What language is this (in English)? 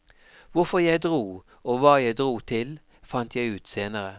Norwegian